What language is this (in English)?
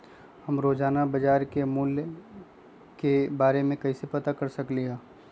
Magahi